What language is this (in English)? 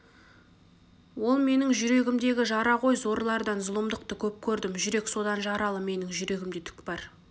Kazakh